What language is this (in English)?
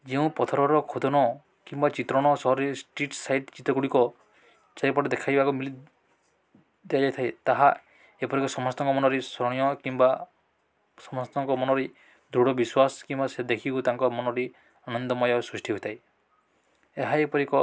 Odia